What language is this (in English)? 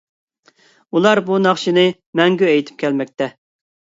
Uyghur